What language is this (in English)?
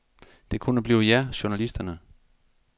Danish